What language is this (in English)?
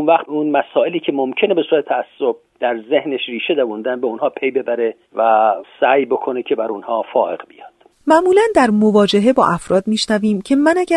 Persian